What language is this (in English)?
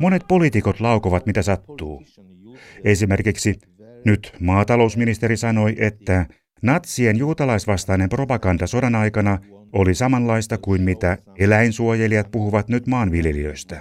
Finnish